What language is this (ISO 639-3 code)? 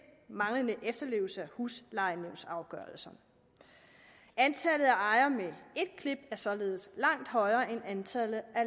dan